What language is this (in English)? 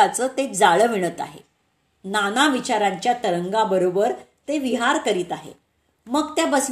Marathi